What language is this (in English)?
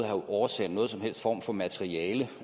Danish